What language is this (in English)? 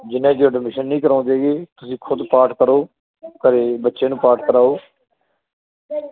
Punjabi